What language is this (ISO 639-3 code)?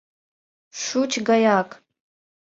chm